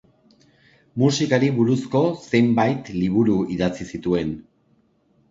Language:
Basque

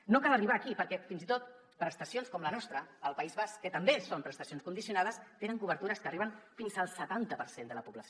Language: Catalan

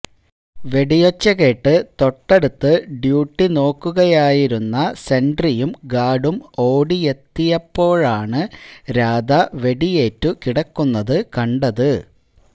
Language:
Malayalam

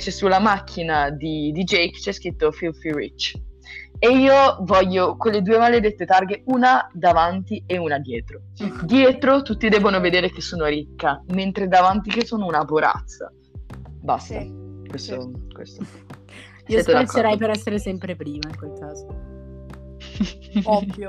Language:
Italian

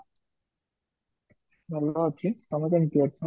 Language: Odia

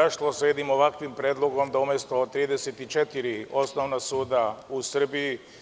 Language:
Serbian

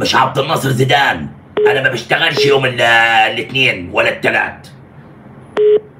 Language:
Arabic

